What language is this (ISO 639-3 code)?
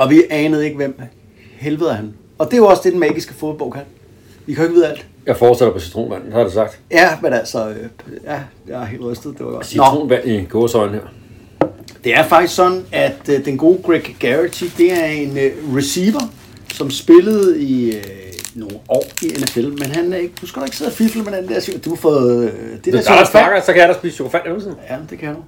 dan